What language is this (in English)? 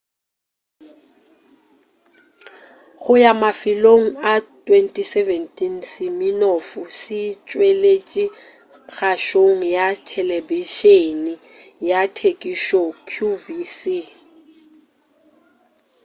Northern Sotho